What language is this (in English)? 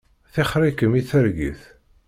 Kabyle